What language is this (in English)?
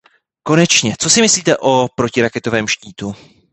Czech